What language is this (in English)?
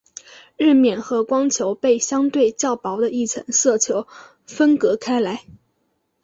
Chinese